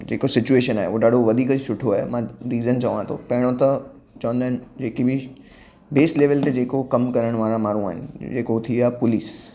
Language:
Sindhi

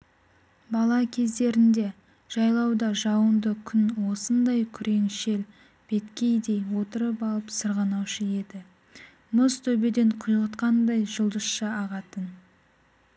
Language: Kazakh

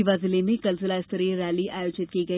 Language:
Hindi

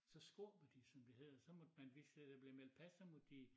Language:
Danish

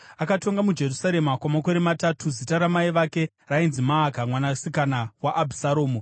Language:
Shona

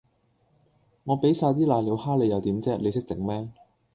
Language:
Cantonese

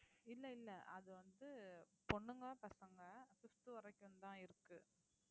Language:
Tamil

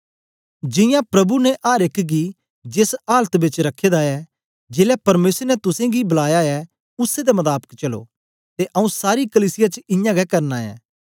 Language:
Dogri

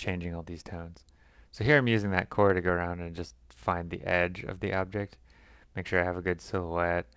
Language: English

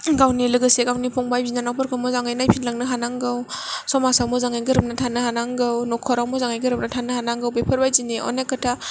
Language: Bodo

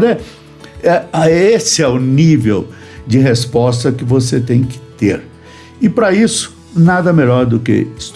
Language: Portuguese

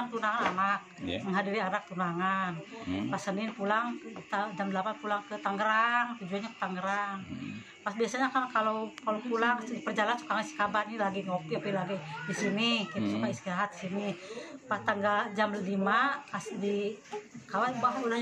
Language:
Indonesian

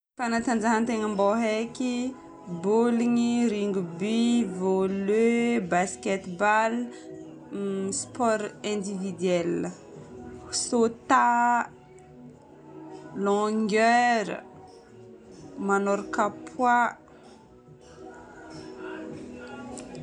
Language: Northern Betsimisaraka Malagasy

